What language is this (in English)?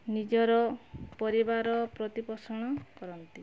Odia